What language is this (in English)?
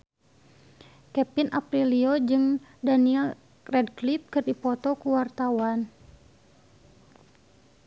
Sundanese